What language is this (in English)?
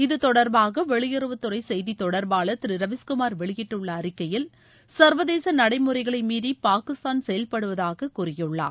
Tamil